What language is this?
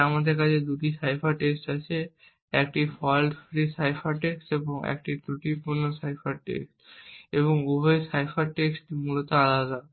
Bangla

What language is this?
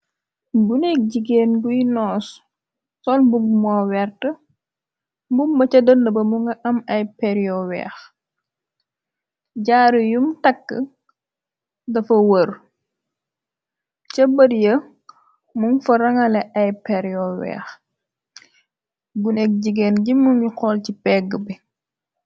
Wolof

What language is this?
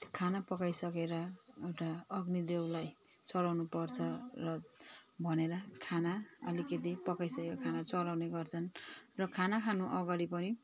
Nepali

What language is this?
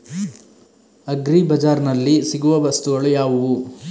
Kannada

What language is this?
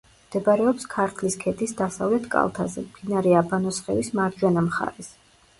Georgian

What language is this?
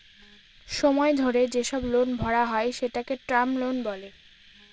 Bangla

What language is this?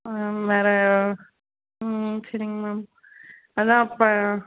Tamil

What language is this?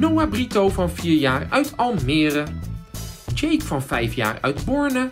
Dutch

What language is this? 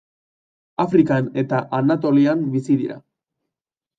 Basque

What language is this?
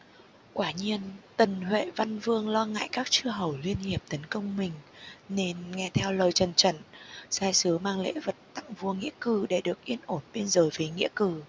Vietnamese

